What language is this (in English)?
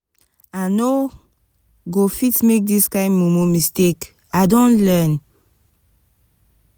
Nigerian Pidgin